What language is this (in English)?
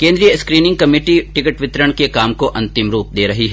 Hindi